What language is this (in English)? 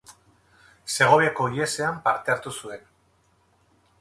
Basque